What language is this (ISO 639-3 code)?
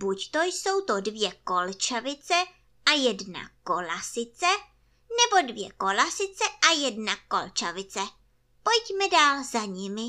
ces